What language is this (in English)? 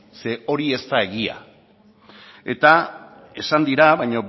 Basque